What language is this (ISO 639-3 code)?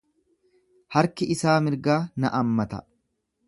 orm